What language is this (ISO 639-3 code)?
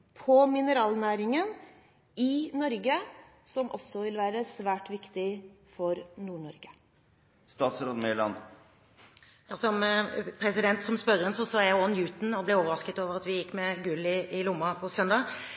nob